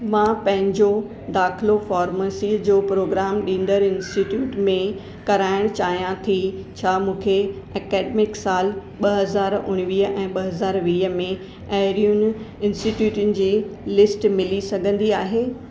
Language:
Sindhi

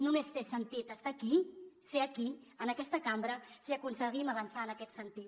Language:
Catalan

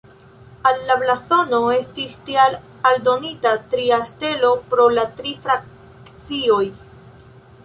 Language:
Esperanto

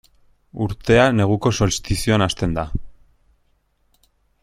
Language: Basque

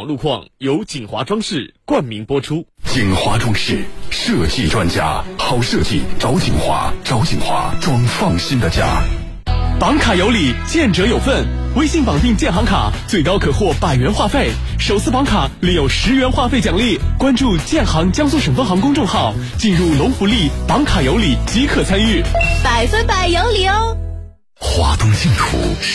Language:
Chinese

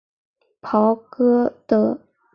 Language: Chinese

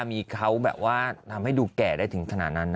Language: Thai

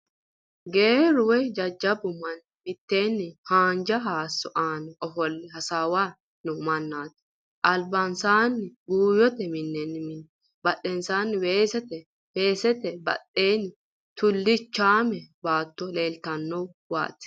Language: Sidamo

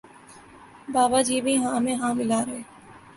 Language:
Urdu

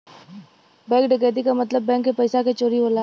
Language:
Bhojpuri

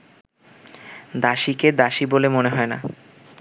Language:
Bangla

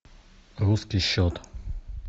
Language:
Russian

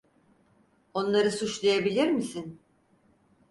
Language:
Turkish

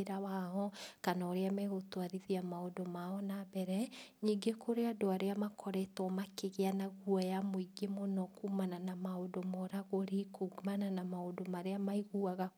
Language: Kikuyu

